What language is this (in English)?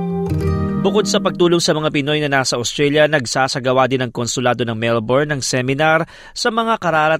Filipino